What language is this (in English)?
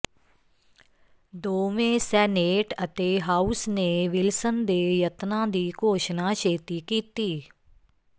Punjabi